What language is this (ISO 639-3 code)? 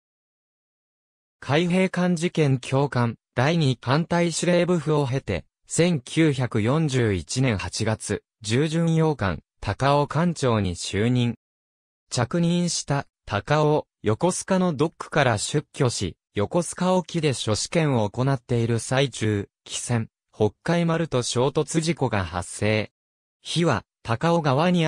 jpn